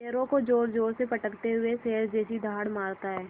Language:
Hindi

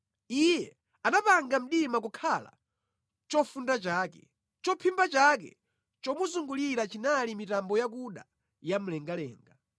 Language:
Nyanja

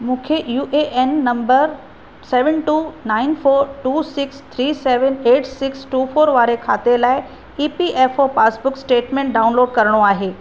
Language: Sindhi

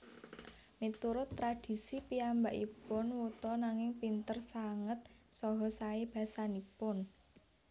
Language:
Javanese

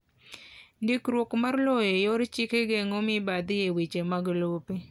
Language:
Luo (Kenya and Tanzania)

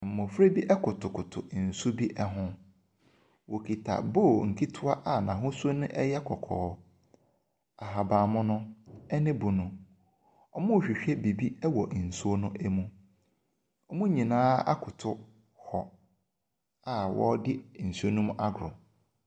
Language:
Akan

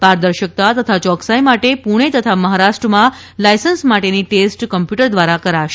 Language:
Gujarati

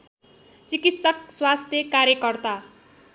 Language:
Nepali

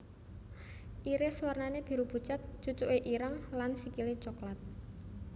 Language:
Javanese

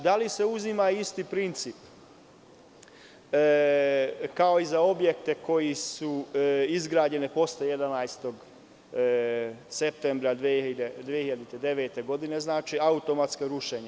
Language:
Serbian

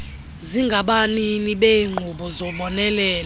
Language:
Xhosa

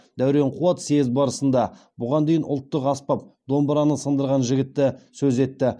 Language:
Kazakh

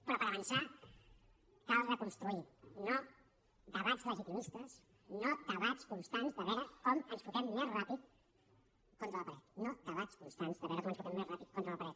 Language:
Catalan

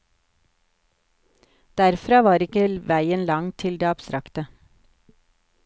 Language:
Norwegian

